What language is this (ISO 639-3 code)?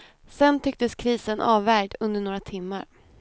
swe